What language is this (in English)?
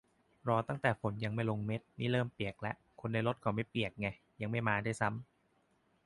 Thai